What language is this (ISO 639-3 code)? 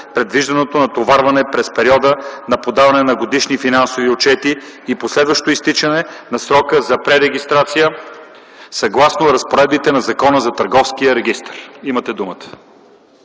bul